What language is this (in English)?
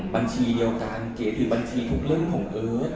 Thai